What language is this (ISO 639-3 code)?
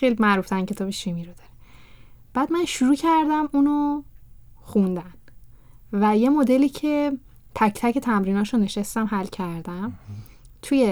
fas